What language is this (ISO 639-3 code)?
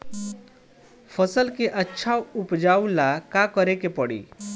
bho